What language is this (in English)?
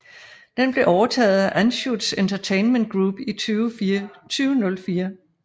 Danish